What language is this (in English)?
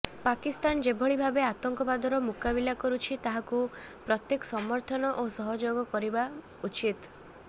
Odia